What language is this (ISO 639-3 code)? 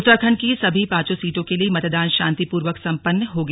hin